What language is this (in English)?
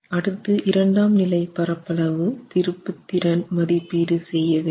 Tamil